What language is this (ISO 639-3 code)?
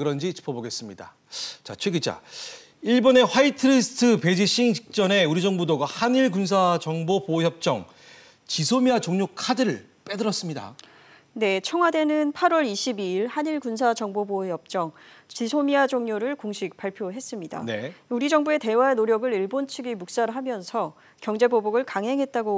kor